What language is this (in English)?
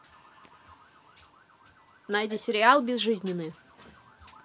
Russian